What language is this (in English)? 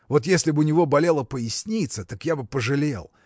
Russian